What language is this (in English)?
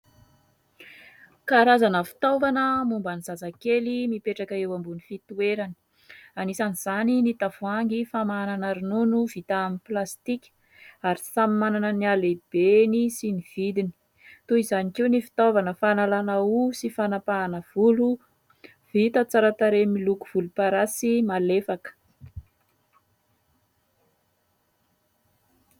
Malagasy